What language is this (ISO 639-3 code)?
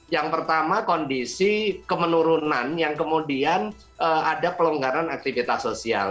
ind